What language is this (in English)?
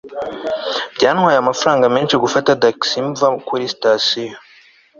Kinyarwanda